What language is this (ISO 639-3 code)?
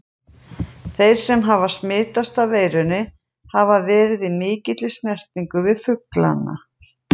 isl